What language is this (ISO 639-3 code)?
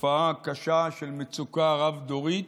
heb